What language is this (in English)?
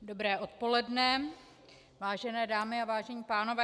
Czech